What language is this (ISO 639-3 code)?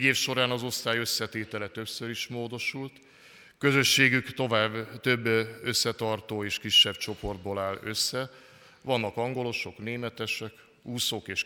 hun